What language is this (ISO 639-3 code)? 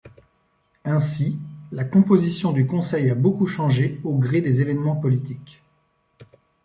fra